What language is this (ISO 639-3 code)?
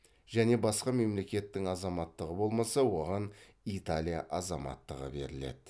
kaz